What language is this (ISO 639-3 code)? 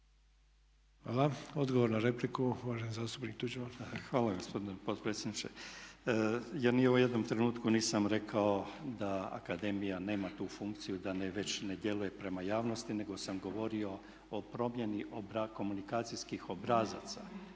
hrv